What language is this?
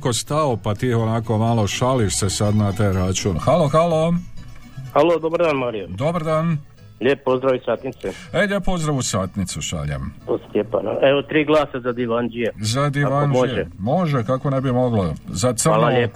Croatian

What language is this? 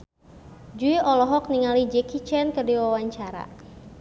Sundanese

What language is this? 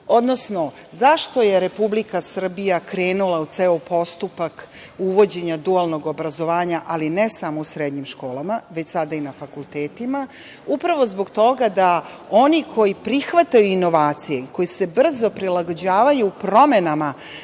Serbian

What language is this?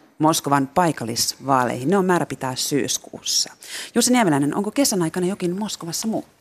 Finnish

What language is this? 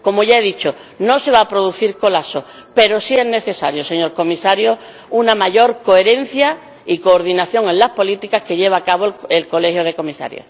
Spanish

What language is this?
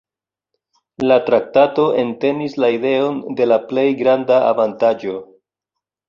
Esperanto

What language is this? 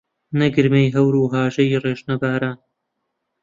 Central Kurdish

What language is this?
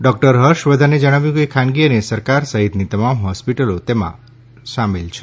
Gujarati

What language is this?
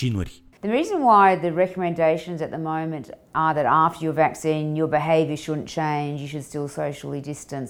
Romanian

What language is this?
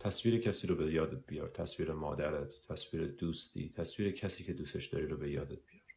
Persian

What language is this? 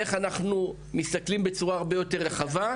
Hebrew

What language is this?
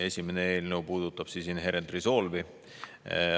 Estonian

